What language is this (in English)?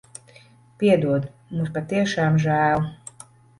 Latvian